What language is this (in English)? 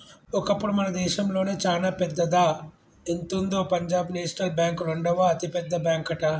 Telugu